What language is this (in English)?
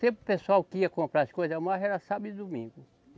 Portuguese